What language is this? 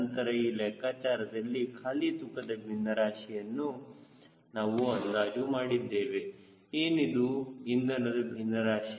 Kannada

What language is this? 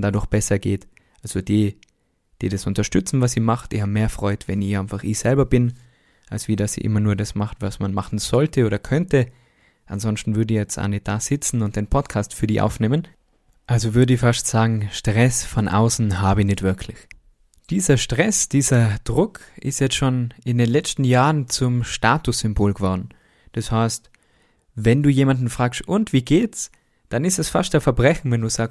German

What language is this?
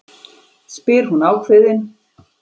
Icelandic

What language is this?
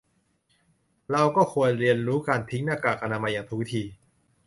Thai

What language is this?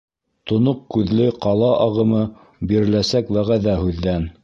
Bashkir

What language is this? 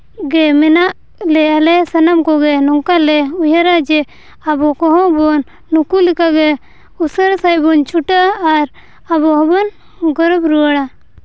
Santali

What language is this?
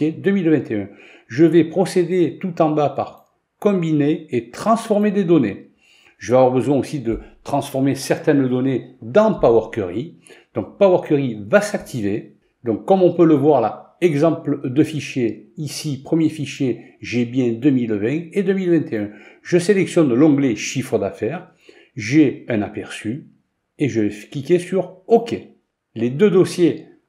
French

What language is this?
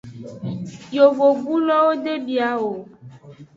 Aja (Benin)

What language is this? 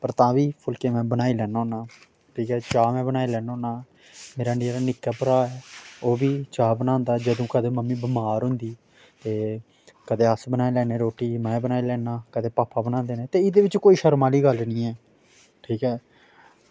Dogri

